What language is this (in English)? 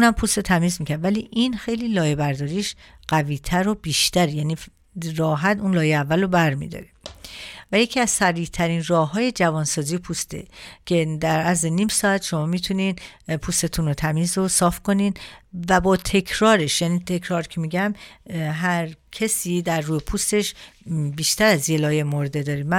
Persian